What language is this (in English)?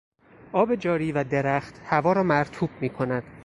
Persian